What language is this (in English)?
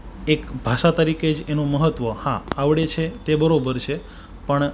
Gujarati